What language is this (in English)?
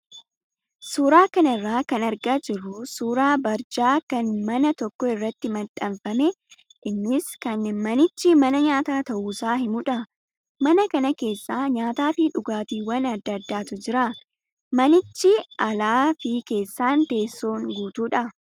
Oromo